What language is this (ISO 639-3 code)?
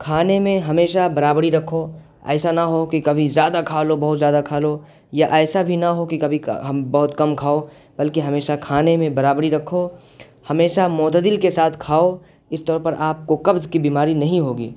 urd